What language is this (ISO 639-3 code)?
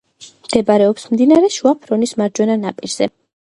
kat